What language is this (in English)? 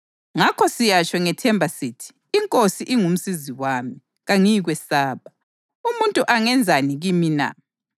North Ndebele